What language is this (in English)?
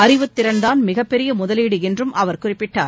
Tamil